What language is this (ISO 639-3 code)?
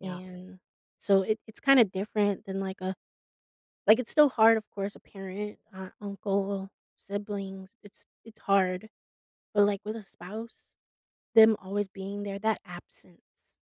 eng